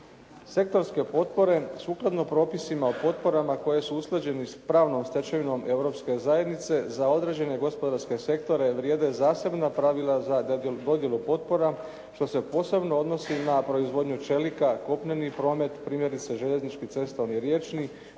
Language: Croatian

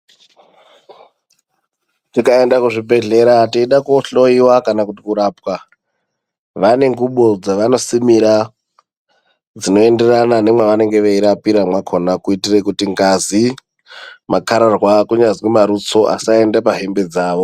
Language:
Ndau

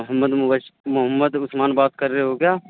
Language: Urdu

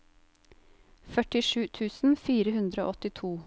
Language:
Norwegian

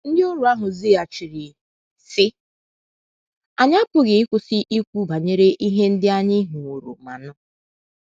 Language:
Igbo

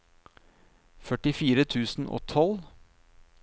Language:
Norwegian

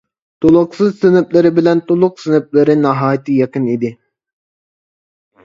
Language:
Uyghur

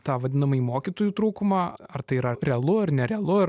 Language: Lithuanian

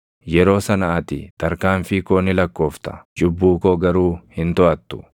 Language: Oromo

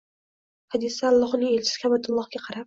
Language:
Uzbek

